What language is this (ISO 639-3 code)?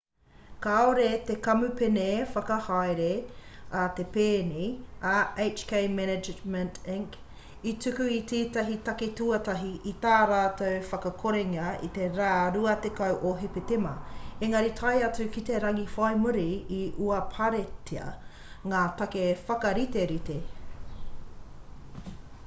mri